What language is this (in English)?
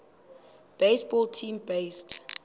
Xhosa